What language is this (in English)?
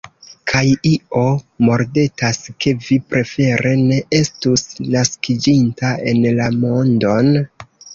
Esperanto